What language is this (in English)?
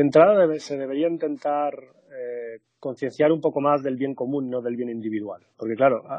Spanish